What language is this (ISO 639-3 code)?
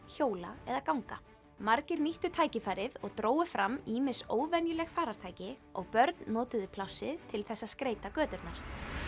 isl